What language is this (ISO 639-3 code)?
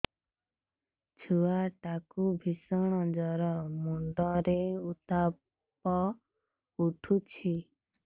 ori